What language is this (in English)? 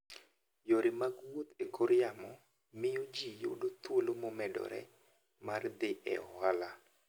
Luo (Kenya and Tanzania)